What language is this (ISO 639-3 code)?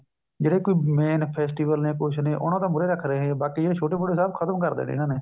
pan